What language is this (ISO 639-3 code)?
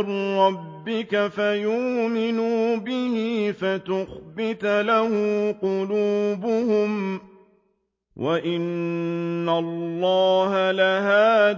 ara